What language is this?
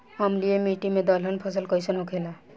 Bhojpuri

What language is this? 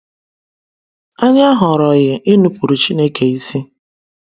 Igbo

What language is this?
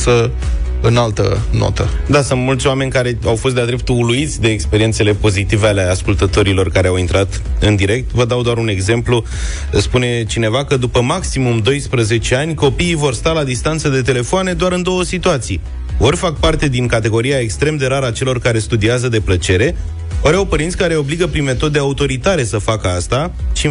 Romanian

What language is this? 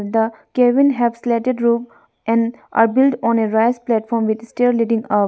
English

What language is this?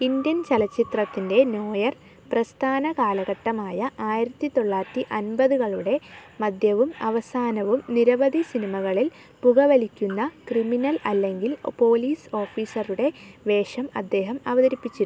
Malayalam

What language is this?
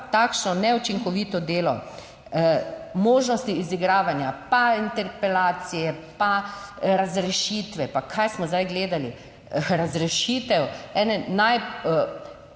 Slovenian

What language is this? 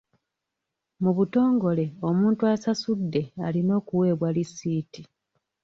Ganda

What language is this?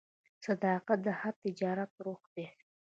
Pashto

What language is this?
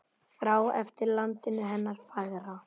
Icelandic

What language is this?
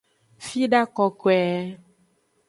Aja (Benin)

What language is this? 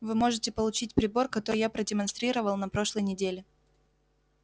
Russian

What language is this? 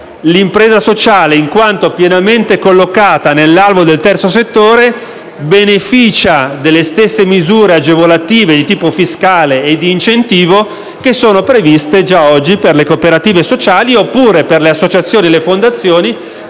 Italian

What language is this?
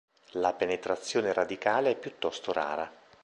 Italian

